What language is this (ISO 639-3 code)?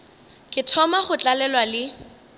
nso